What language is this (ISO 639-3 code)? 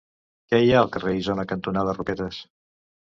cat